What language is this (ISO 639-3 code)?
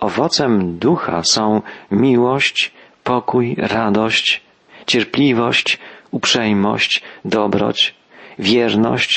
pol